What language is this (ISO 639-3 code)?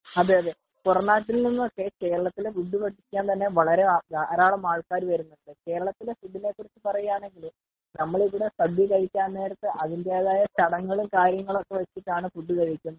mal